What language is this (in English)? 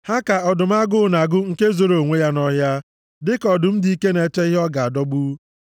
Igbo